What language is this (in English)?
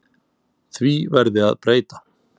Icelandic